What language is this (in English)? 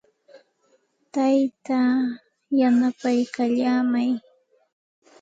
Santa Ana de Tusi Pasco Quechua